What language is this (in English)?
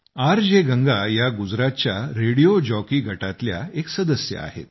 Marathi